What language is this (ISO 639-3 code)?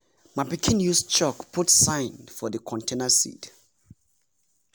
pcm